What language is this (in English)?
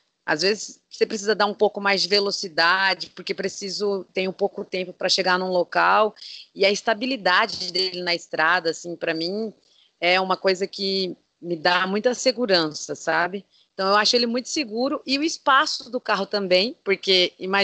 Portuguese